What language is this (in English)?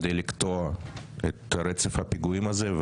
Hebrew